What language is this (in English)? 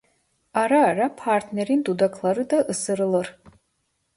Turkish